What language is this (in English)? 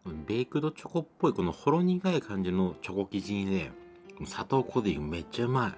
Japanese